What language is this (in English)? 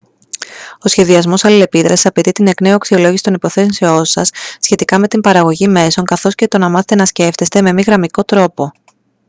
Greek